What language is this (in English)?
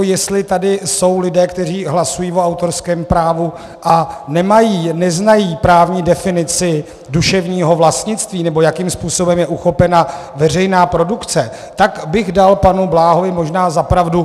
Czech